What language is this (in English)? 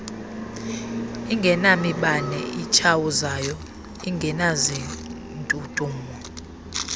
Xhosa